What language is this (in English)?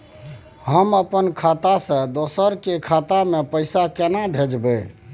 Maithili